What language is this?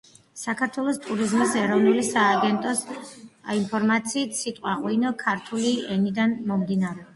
Georgian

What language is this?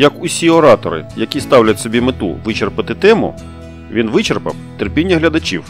Ukrainian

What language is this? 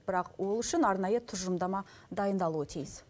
Kazakh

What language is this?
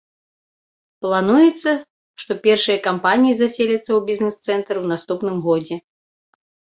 Belarusian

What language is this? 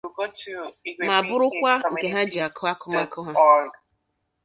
Igbo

